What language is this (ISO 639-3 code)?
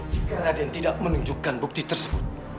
ind